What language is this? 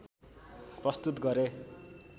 Nepali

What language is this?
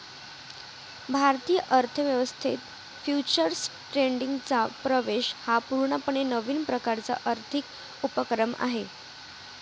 Marathi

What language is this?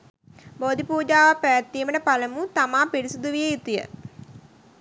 Sinhala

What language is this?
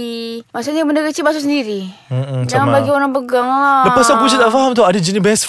Malay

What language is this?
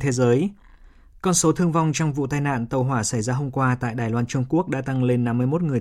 Vietnamese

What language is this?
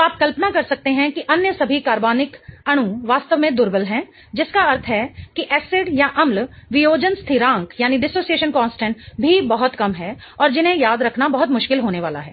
Hindi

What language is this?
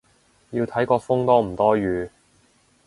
Cantonese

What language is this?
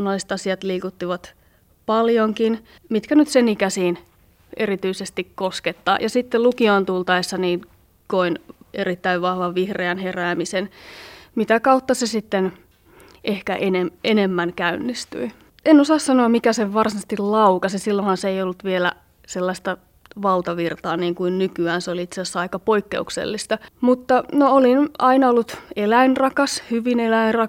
Finnish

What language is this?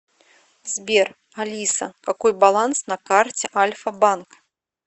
Russian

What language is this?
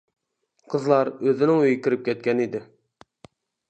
Uyghur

